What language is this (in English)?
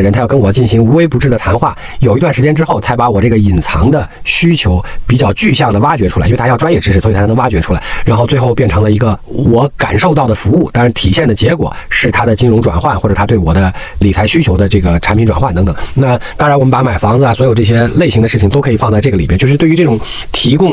Chinese